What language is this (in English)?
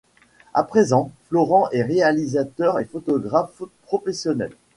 French